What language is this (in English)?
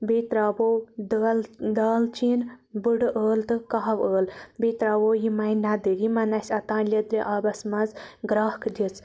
Kashmiri